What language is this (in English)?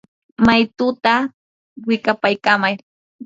Yanahuanca Pasco Quechua